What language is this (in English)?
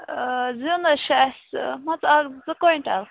Kashmiri